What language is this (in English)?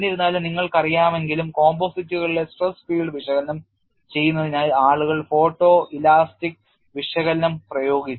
Malayalam